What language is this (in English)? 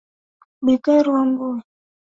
Swahili